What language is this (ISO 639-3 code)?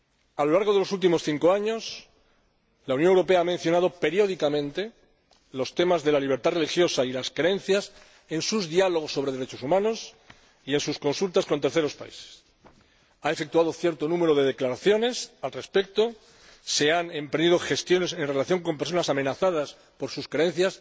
spa